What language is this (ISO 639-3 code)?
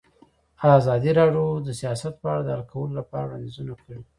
pus